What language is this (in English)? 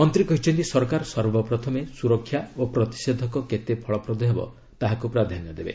Odia